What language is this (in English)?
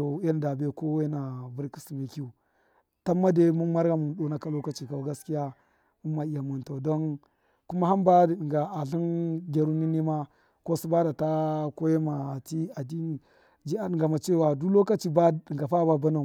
Miya